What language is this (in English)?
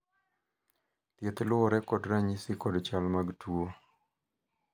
Luo (Kenya and Tanzania)